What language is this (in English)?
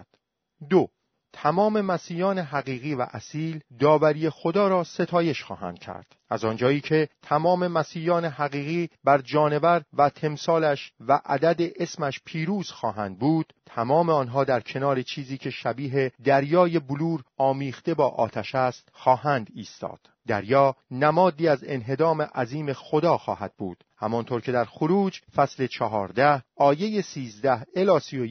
Persian